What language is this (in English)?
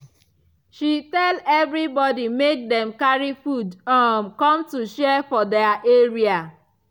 Nigerian Pidgin